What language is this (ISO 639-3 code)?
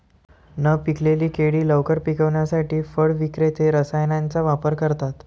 mar